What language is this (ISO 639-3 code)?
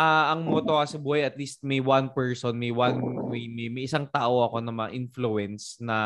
fil